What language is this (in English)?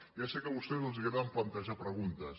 Catalan